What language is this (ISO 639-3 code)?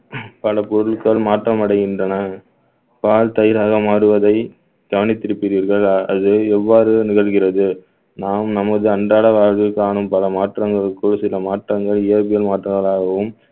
tam